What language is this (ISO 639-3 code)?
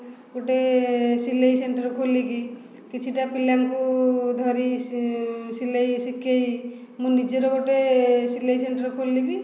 ori